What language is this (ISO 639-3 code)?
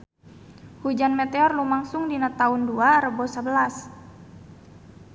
sun